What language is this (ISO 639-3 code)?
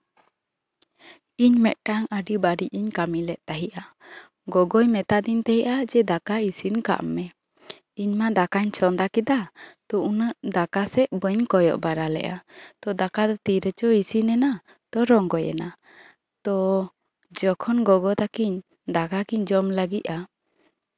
sat